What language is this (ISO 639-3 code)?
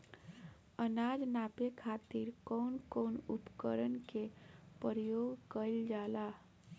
bho